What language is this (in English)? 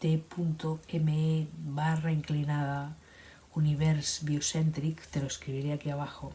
Spanish